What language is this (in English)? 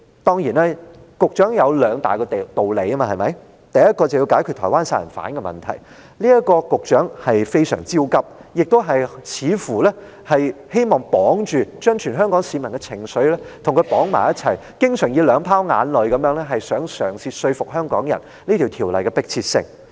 Cantonese